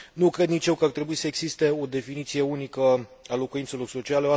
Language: Romanian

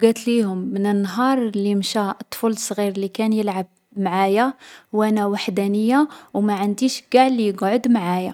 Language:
Algerian Arabic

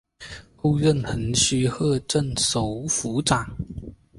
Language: Chinese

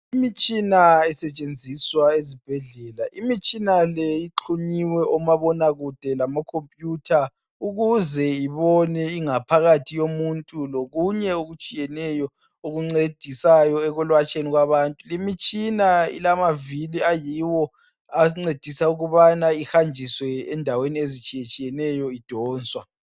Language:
North Ndebele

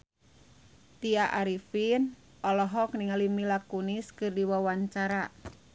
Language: Sundanese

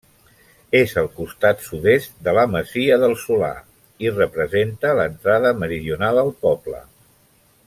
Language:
Catalan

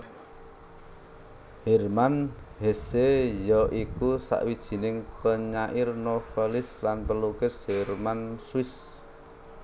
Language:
Javanese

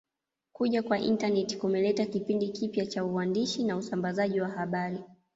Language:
Swahili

